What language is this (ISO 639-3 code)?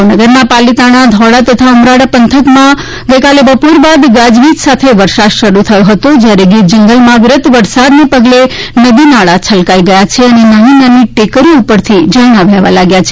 guj